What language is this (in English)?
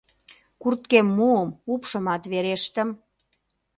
Mari